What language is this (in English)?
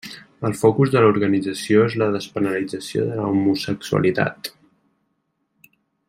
Catalan